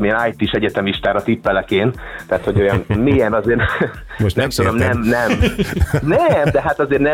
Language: Hungarian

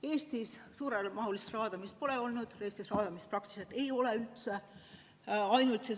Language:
Estonian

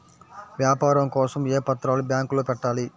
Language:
Telugu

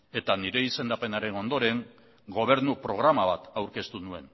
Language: Basque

